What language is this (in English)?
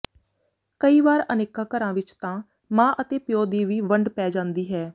Punjabi